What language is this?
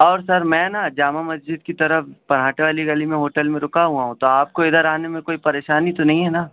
Urdu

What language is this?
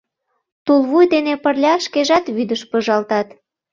Mari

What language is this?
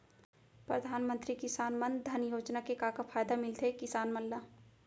Chhattisgarhi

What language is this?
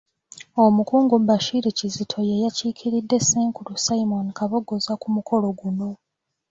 Ganda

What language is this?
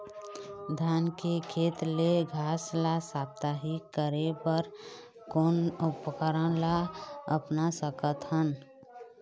Chhattisgarhi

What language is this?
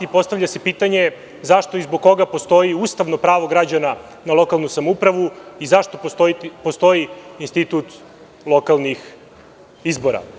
Serbian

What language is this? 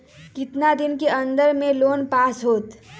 Magahi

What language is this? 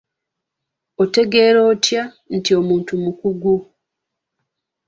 Ganda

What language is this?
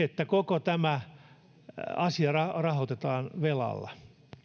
Finnish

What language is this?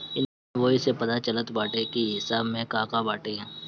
Bhojpuri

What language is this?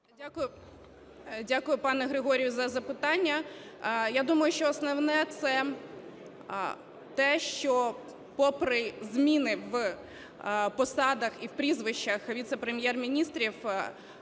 Ukrainian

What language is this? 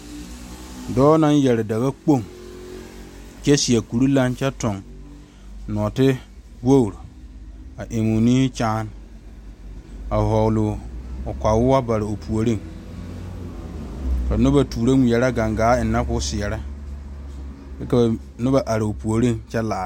Southern Dagaare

